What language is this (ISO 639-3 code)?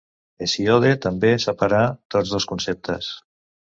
cat